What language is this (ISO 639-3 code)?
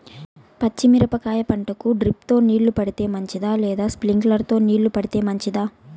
tel